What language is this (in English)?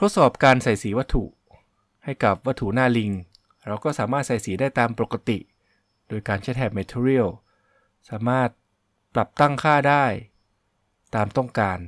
Thai